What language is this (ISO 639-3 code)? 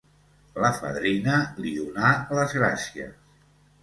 cat